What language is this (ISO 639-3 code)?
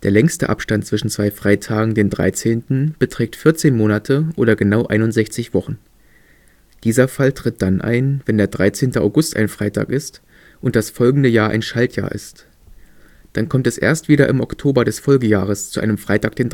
deu